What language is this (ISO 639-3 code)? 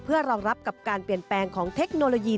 tha